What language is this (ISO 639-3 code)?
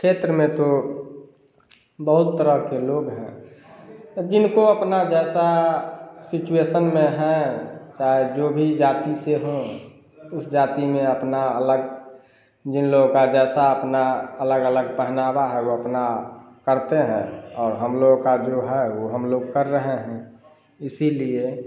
hin